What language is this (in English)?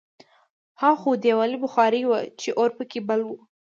Pashto